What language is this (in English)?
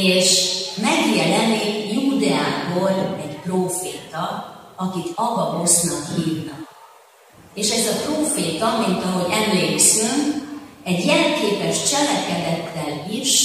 Hungarian